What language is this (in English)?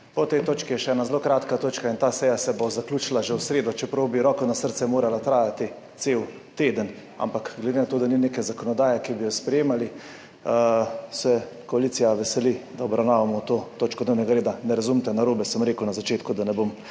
Slovenian